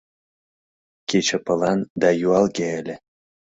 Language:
Mari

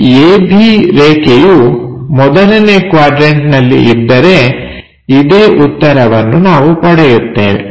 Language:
Kannada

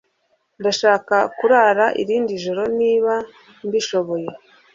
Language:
Kinyarwanda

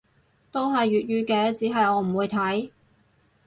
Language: Cantonese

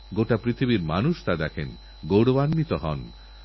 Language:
Bangla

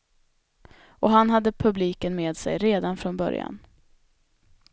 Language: Swedish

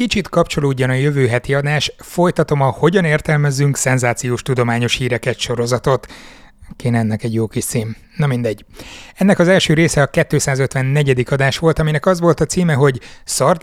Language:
Hungarian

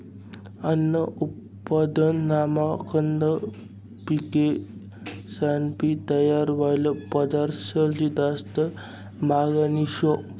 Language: Marathi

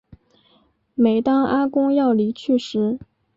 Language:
Chinese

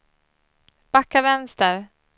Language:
Swedish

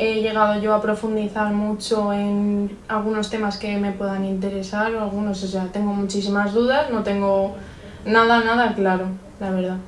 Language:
Spanish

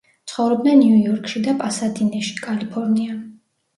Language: Georgian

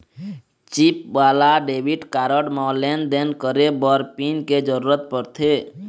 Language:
Chhattisgarhi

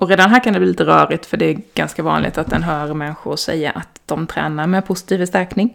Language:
Swedish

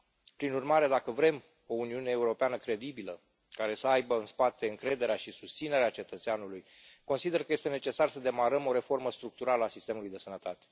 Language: Romanian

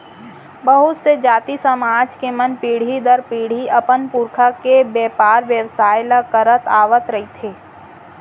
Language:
Chhattisgarhi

